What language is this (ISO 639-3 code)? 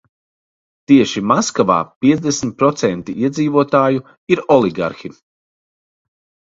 lav